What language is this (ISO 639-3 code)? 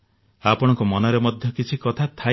ori